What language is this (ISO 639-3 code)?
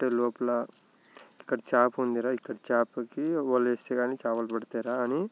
tel